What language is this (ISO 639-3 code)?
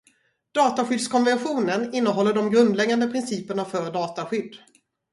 swe